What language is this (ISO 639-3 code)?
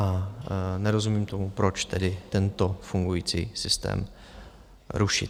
ces